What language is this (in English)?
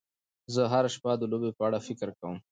Pashto